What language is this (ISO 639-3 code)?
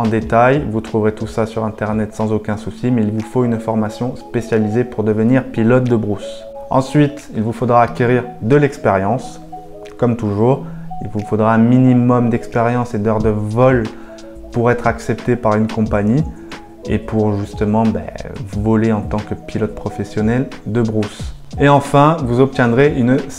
fra